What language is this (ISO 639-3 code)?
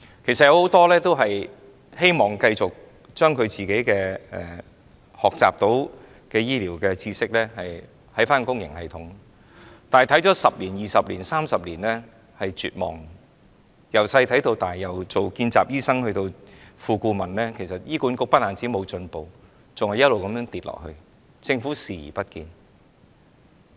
yue